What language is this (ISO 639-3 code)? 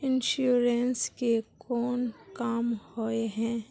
mag